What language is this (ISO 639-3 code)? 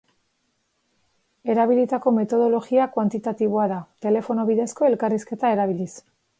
eus